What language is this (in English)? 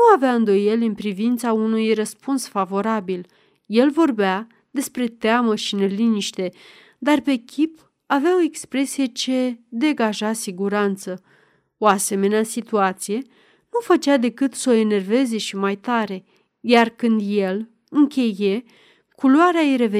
Romanian